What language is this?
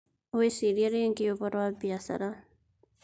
Kikuyu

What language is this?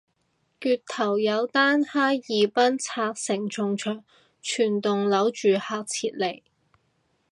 Cantonese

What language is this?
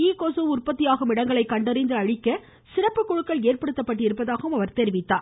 Tamil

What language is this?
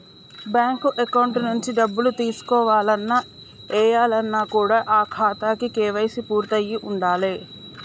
Telugu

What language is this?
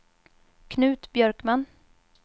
Swedish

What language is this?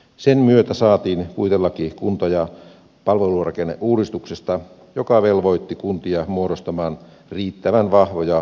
Finnish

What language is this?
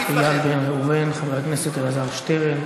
Hebrew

